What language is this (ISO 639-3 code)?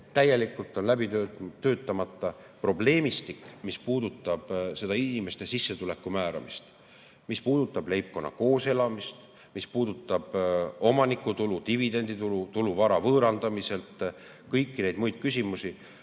est